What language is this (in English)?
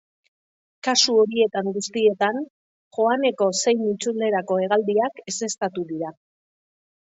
Basque